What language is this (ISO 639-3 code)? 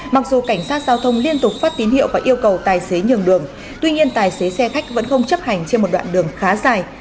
vie